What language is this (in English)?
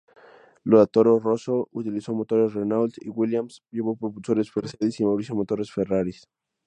Spanish